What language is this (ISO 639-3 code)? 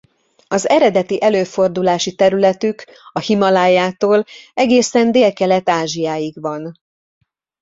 hun